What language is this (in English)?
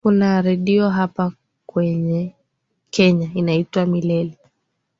Swahili